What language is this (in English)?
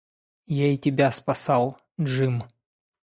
Russian